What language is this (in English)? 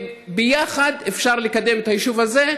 Hebrew